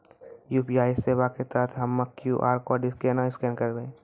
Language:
Maithili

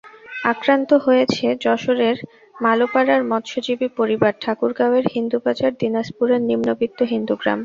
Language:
Bangla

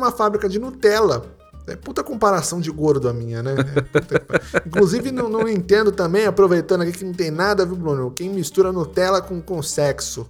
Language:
Portuguese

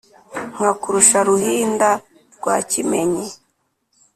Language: Kinyarwanda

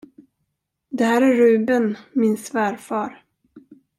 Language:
Swedish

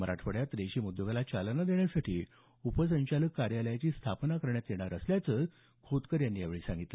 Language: Marathi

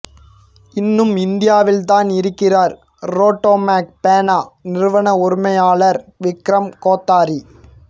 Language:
Tamil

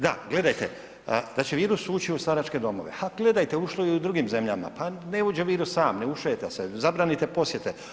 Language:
Croatian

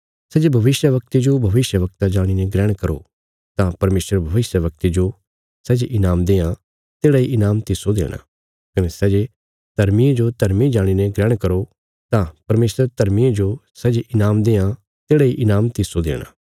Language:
Bilaspuri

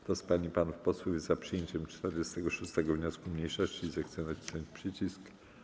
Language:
Polish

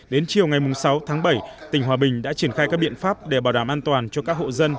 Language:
Vietnamese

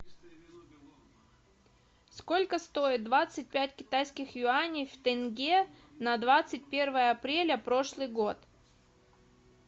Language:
Russian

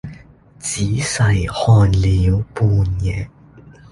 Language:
Cantonese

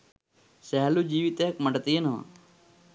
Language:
Sinhala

